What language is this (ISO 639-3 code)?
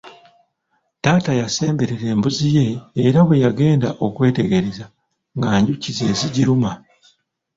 lug